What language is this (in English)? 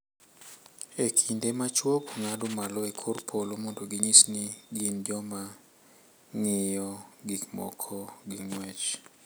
Luo (Kenya and Tanzania)